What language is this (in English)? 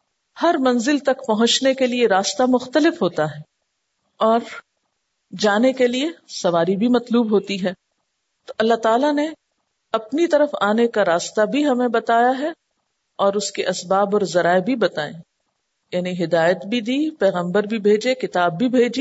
Urdu